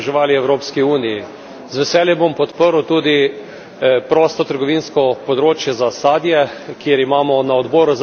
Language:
Slovenian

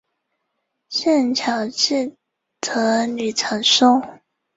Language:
Chinese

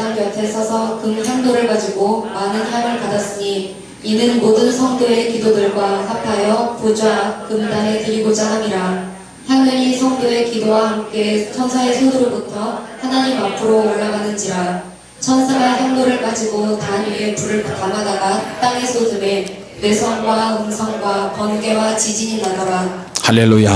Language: Korean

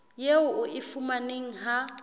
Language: Southern Sotho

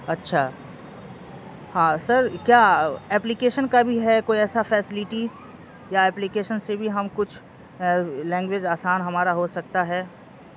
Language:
Urdu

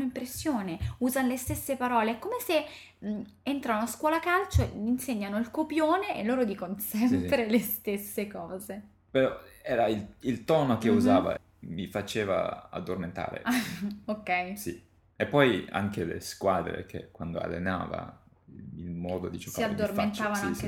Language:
Italian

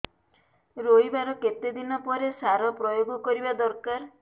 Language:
Odia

